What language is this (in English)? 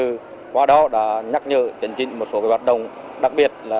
Vietnamese